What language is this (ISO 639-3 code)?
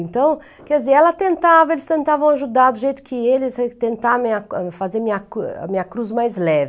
por